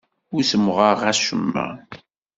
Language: Kabyle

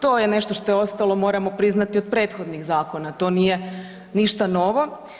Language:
Croatian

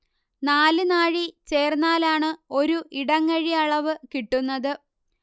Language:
Malayalam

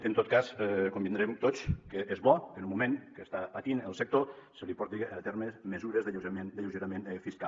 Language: Catalan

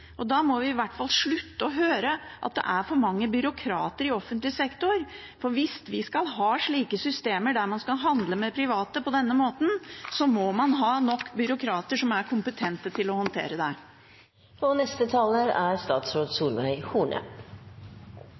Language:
Norwegian Bokmål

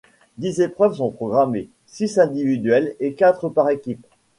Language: French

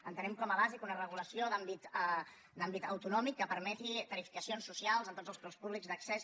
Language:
Catalan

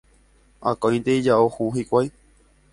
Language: Guarani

